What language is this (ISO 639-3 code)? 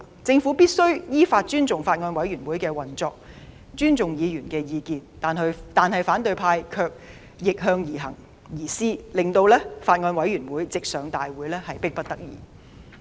yue